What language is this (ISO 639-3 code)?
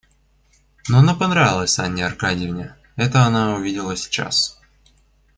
rus